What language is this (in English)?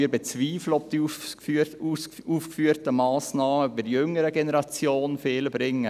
Swiss German